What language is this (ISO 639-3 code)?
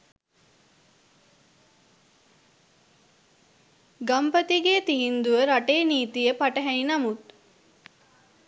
sin